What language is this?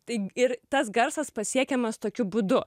Lithuanian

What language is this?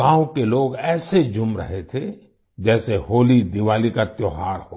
Hindi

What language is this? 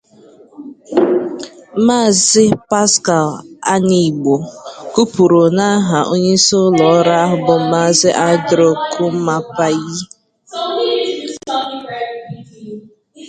Igbo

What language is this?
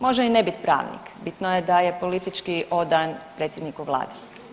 Croatian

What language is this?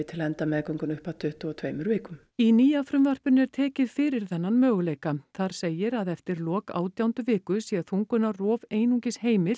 Icelandic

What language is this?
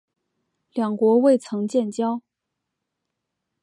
Chinese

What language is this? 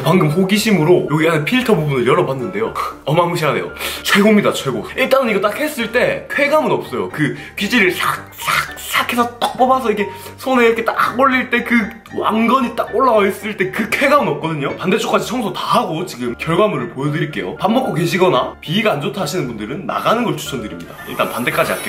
Korean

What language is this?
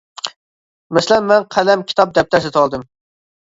Uyghur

